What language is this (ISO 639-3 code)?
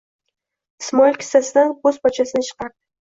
uzb